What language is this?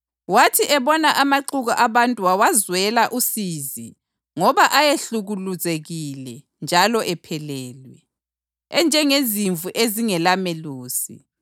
North Ndebele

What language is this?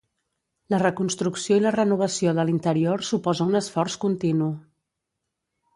Catalan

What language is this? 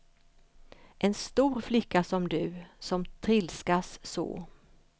Swedish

